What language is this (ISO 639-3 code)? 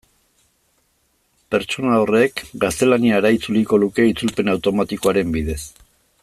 eus